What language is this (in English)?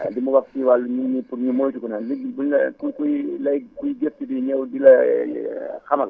Wolof